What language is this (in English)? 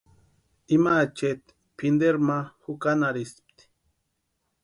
Western Highland Purepecha